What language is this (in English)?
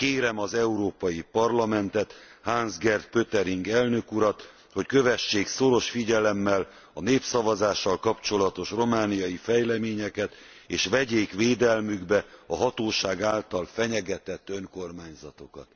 Hungarian